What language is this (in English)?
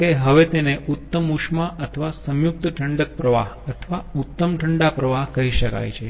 Gujarati